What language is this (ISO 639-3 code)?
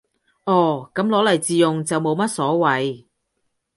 yue